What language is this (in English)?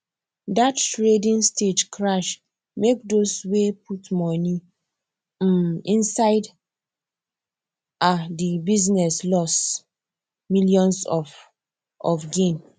Nigerian Pidgin